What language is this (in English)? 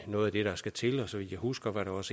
Danish